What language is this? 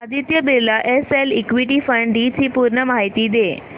Marathi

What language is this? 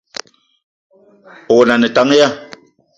Eton (Cameroon)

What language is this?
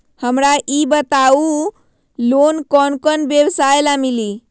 Magahi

